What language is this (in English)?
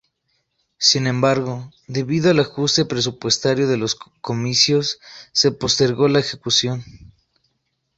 Spanish